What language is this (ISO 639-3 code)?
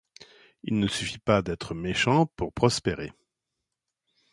fra